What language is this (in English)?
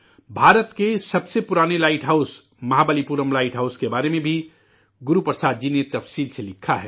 Urdu